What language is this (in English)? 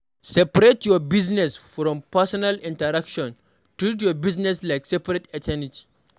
Nigerian Pidgin